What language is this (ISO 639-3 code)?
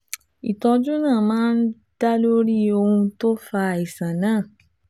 yor